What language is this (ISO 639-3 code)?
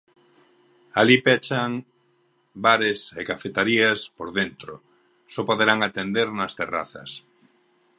glg